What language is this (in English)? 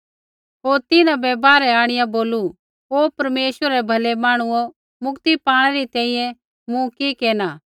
Kullu Pahari